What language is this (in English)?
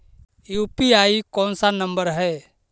Magahi